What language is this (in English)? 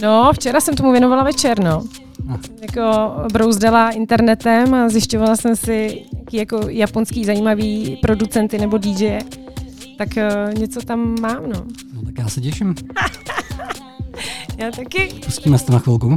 Czech